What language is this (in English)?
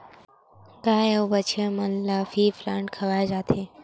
Chhattisgarhi